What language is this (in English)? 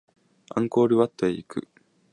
Japanese